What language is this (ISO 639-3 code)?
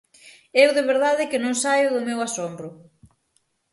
glg